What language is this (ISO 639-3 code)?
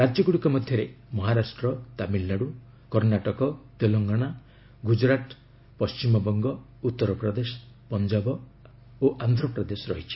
ori